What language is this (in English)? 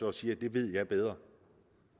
Danish